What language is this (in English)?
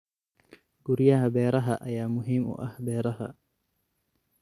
Somali